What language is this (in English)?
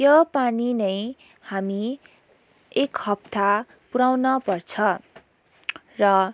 Nepali